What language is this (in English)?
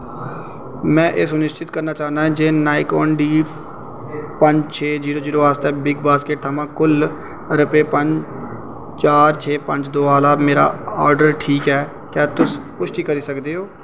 Dogri